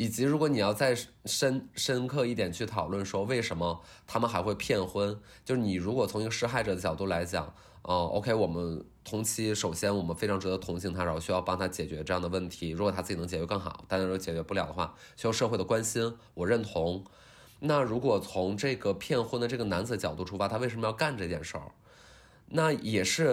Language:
Chinese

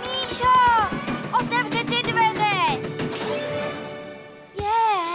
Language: Czech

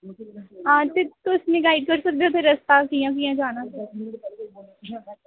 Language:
Dogri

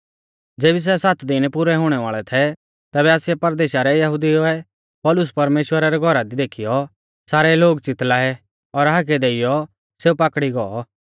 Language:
Mahasu Pahari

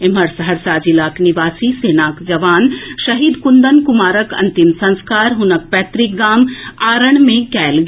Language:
Maithili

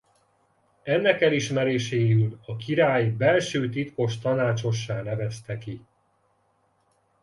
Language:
Hungarian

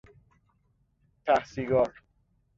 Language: Persian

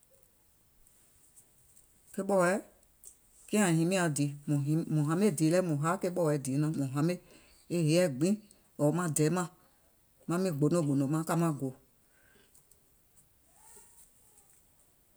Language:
Gola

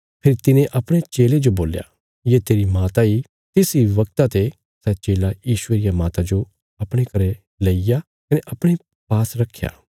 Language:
Bilaspuri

